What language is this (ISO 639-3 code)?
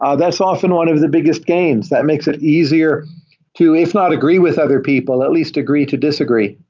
eng